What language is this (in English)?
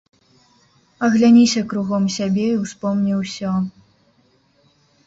Belarusian